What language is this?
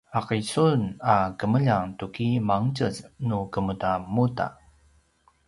Paiwan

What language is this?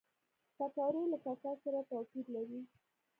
Pashto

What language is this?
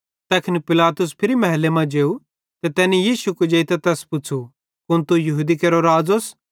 Bhadrawahi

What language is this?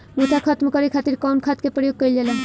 Bhojpuri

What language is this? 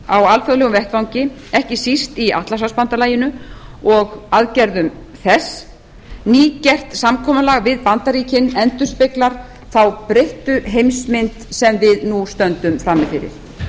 Icelandic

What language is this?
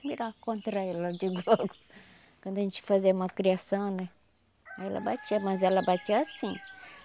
Portuguese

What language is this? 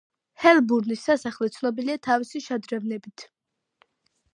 Georgian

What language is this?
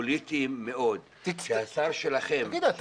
Hebrew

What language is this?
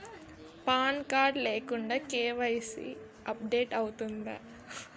Telugu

